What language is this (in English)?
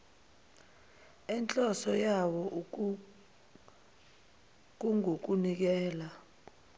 Zulu